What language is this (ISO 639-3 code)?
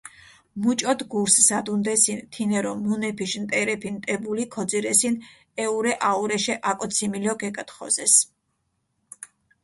xmf